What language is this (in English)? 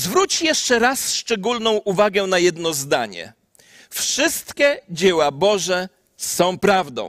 Polish